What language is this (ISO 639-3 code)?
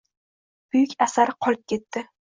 uzb